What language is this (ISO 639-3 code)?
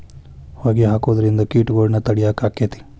kan